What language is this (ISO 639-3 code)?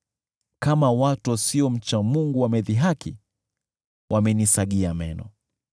swa